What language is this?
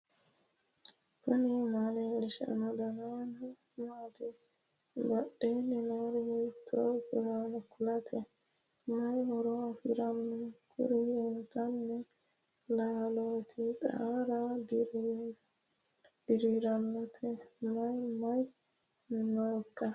Sidamo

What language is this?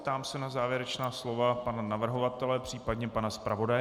Czech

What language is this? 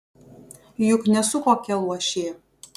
Lithuanian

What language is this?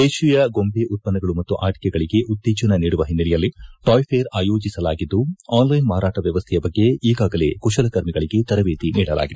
Kannada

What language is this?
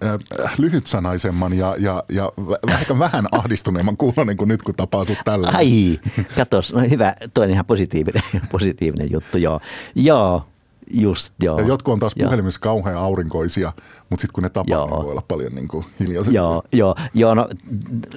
Finnish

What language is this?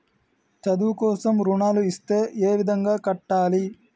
Telugu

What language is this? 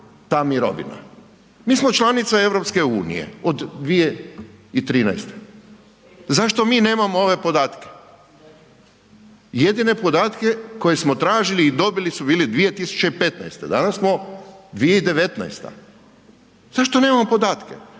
Croatian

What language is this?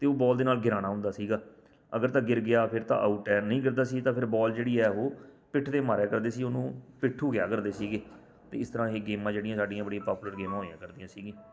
Punjabi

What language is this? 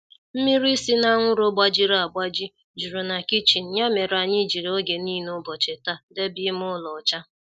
Igbo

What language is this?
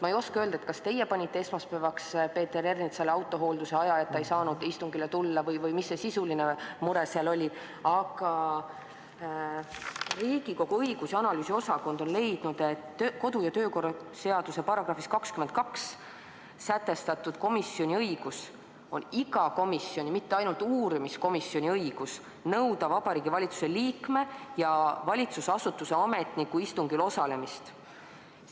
Estonian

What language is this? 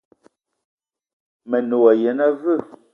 Eton (Cameroon)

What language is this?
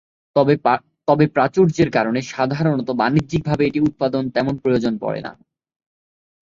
Bangla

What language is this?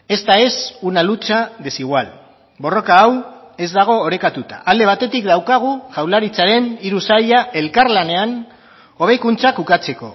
Basque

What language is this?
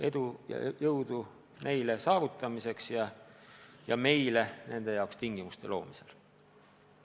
Estonian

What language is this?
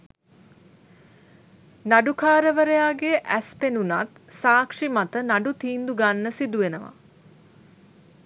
Sinhala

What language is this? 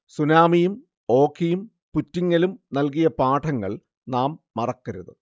Malayalam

